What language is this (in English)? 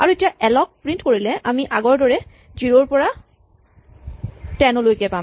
Assamese